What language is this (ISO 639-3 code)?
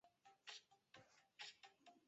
zho